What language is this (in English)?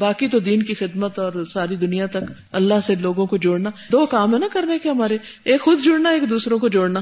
Urdu